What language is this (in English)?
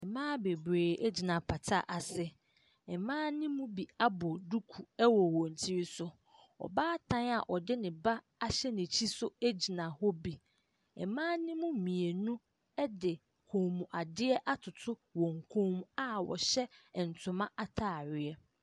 Akan